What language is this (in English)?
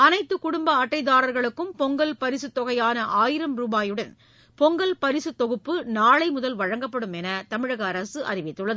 Tamil